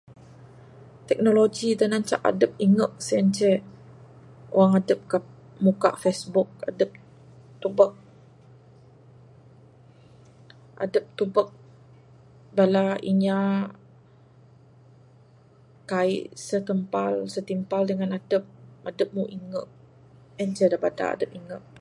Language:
Bukar-Sadung Bidayuh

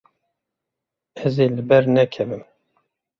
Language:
Kurdish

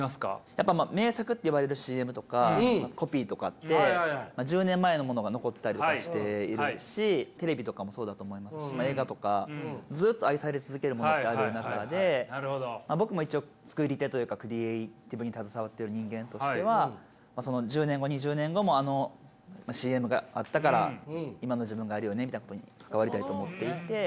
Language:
Japanese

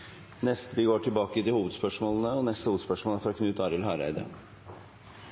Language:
Norwegian Nynorsk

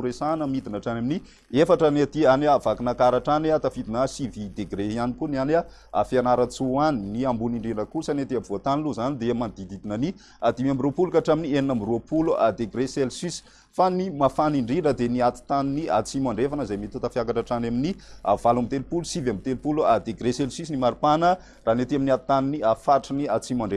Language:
French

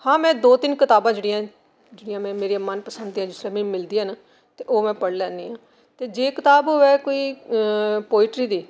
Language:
Dogri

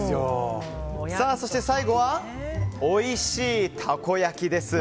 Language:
Japanese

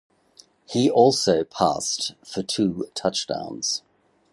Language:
English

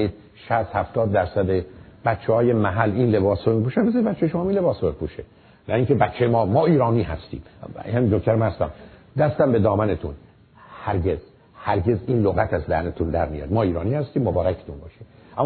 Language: Persian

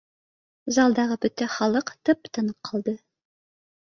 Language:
Bashkir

